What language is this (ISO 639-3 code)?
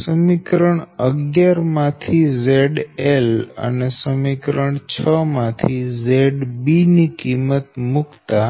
guj